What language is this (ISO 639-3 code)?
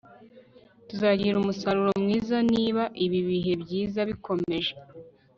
kin